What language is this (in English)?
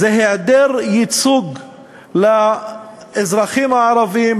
Hebrew